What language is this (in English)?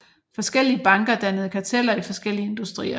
Danish